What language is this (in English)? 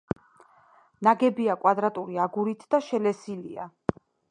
Georgian